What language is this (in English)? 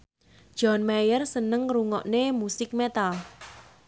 Javanese